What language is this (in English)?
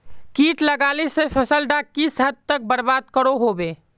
Magahi